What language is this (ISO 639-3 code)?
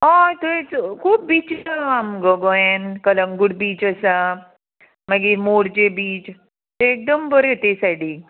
kok